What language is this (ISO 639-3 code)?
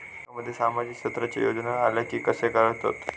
mar